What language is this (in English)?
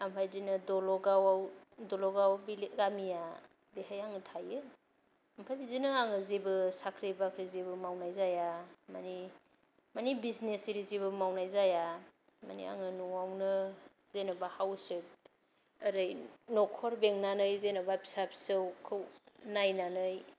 Bodo